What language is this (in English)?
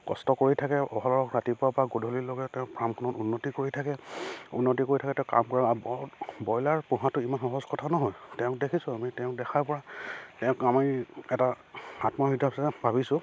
Assamese